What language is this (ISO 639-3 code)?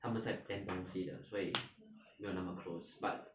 eng